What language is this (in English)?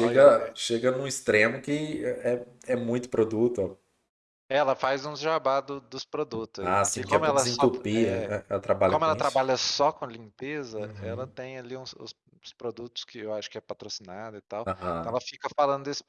Portuguese